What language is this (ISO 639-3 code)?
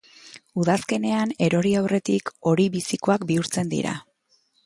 eus